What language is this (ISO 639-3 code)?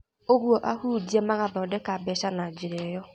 kik